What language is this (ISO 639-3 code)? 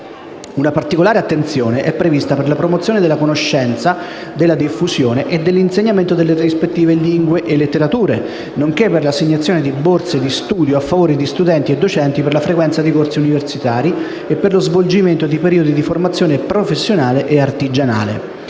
ita